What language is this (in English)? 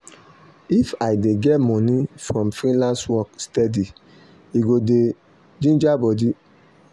Nigerian Pidgin